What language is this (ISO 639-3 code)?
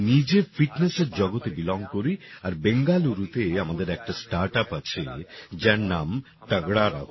ben